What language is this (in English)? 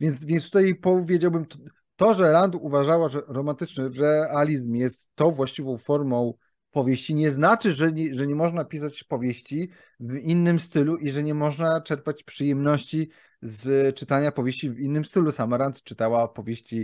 Polish